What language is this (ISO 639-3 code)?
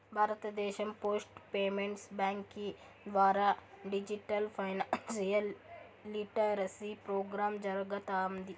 tel